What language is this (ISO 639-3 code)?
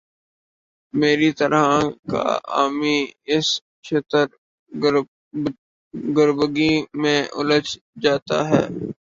urd